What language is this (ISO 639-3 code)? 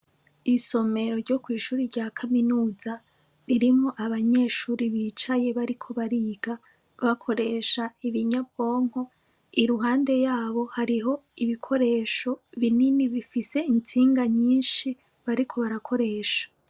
run